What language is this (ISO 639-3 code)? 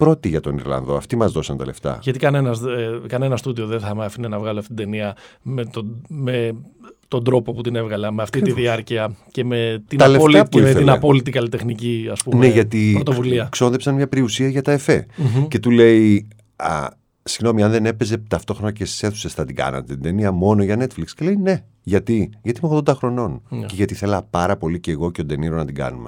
ell